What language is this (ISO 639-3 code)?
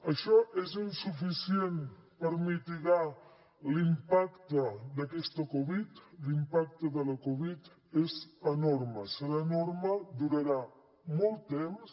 cat